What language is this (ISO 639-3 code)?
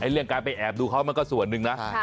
tha